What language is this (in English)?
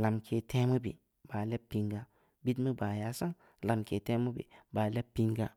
Samba Leko